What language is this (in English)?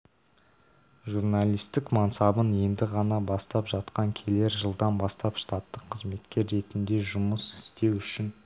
Kazakh